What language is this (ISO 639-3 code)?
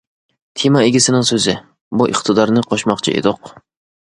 uig